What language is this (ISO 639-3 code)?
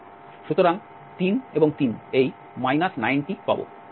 ben